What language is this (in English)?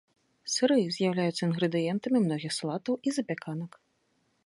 Belarusian